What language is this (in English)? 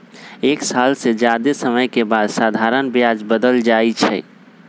Magahi